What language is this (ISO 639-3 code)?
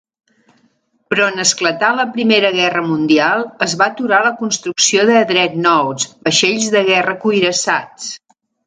cat